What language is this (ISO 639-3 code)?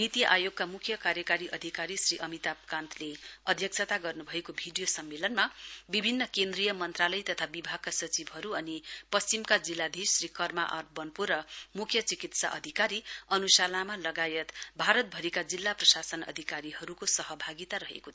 nep